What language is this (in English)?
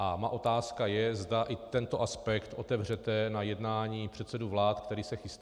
Czech